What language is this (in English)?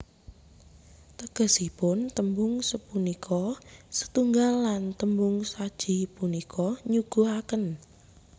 Javanese